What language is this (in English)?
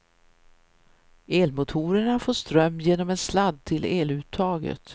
Swedish